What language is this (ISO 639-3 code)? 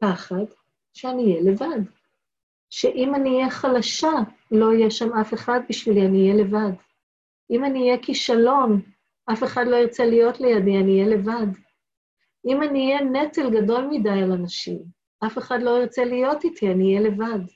heb